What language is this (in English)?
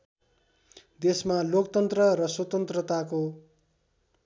Nepali